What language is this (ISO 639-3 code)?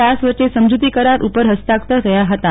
guj